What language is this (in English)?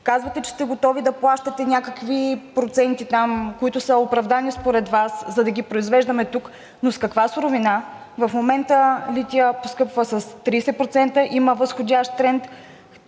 Bulgarian